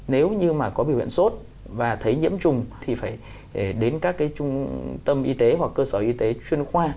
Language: Vietnamese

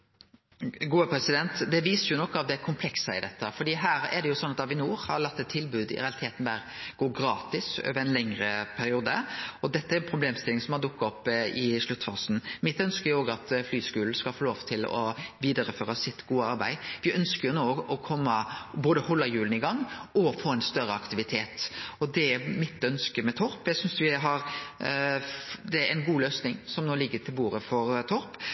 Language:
Norwegian Nynorsk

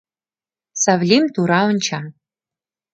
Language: Mari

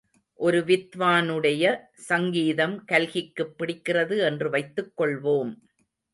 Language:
Tamil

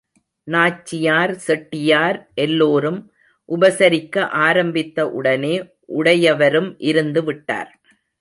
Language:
Tamil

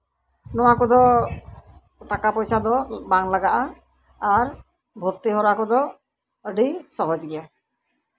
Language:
Santali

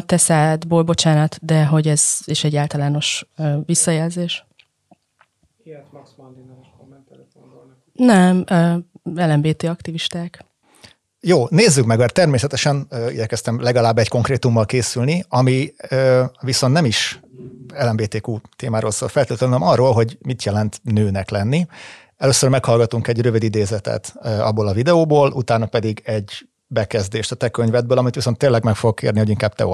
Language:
Hungarian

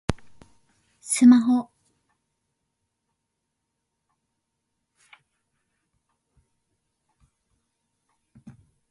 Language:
Japanese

